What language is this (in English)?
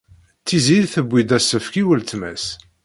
Kabyle